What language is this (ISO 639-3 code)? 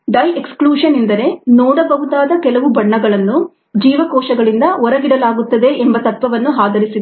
kan